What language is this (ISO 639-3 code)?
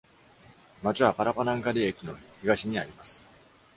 jpn